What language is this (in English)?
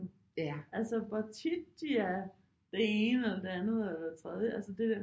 Danish